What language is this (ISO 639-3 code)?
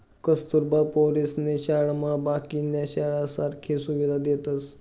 mar